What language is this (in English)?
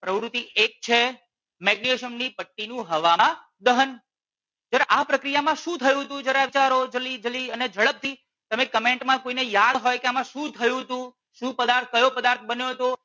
Gujarati